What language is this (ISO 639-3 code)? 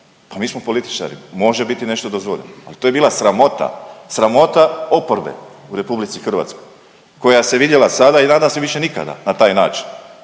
hrv